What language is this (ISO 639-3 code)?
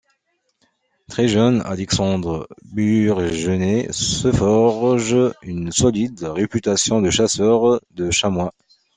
fra